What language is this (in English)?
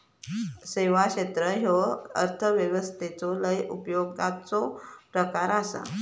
Marathi